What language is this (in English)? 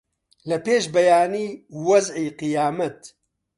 Central Kurdish